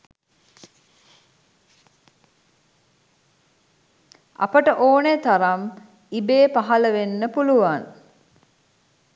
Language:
Sinhala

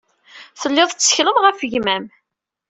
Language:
Kabyle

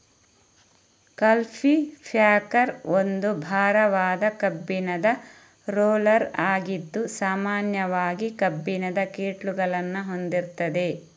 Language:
Kannada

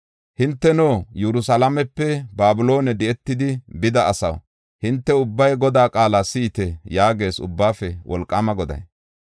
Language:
Gofa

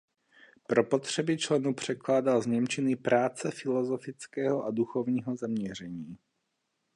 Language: Czech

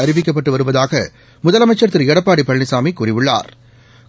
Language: Tamil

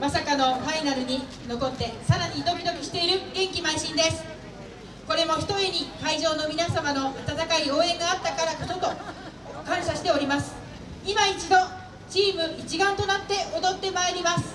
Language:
Japanese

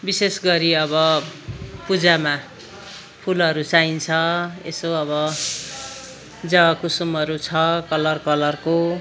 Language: Nepali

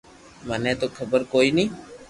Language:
Loarki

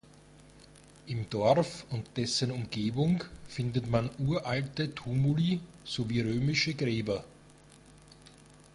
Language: German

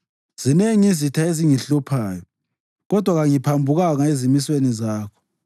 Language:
North Ndebele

